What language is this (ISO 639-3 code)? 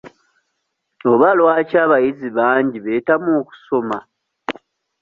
lug